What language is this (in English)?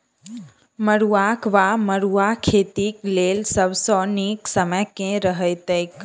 Maithili